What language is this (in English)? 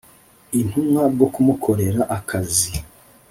Kinyarwanda